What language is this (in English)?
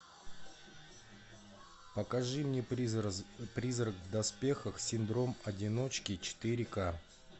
Russian